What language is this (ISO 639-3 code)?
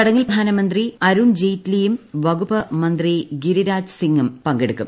mal